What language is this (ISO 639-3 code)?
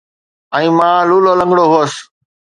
snd